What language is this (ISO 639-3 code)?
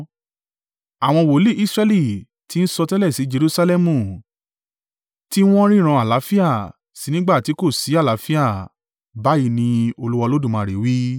yor